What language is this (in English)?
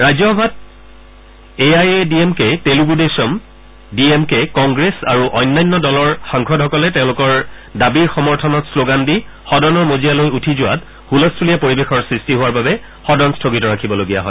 Assamese